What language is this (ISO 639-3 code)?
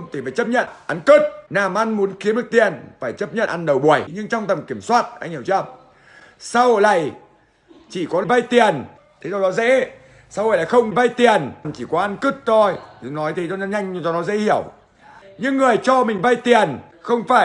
vie